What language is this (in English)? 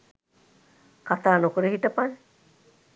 Sinhala